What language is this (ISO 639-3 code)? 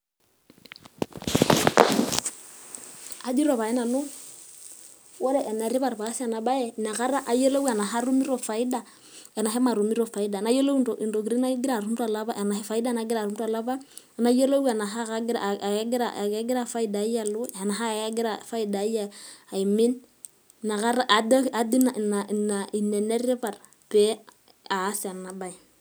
mas